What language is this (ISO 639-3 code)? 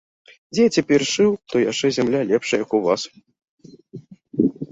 bel